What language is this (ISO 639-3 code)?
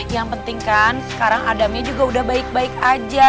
ind